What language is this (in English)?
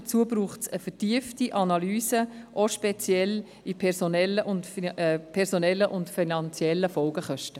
Swiss German